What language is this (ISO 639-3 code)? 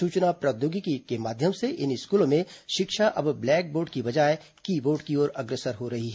hin